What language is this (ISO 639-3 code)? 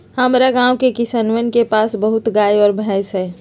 mag